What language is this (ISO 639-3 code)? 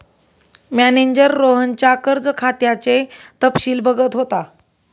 mar